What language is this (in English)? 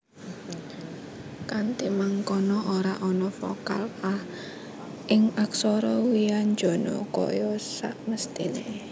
Javanese